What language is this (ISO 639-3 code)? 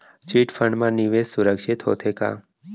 hne